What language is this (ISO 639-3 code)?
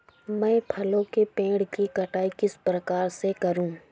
hin